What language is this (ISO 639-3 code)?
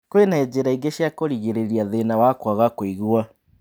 kik